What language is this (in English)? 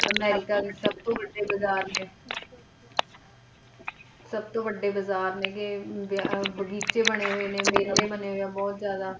Punjabi